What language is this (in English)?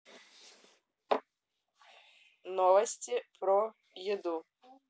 Russian